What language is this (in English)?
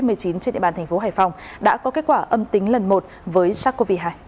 Vietnamese